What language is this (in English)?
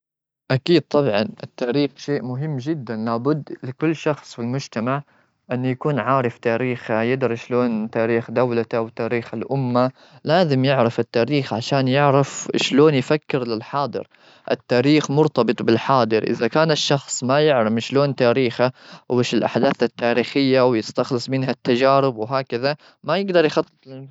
Gulf Arabic